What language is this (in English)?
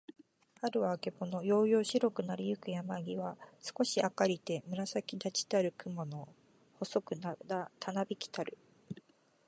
Japanese